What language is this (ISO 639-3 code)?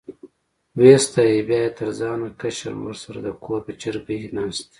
pus